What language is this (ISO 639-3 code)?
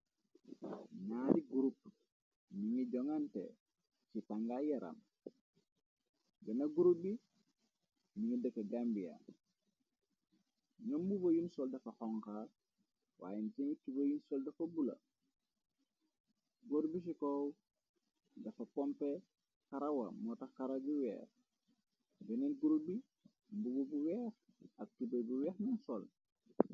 wol